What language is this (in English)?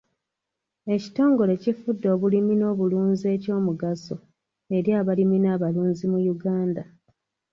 Ganda